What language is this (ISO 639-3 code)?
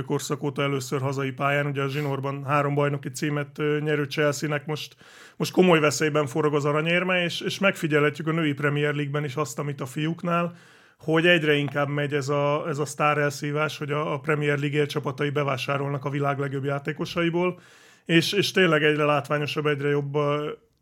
hun